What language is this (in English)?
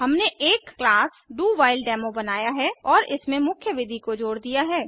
Hindi